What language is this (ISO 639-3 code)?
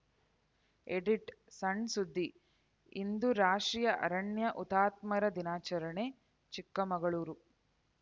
kan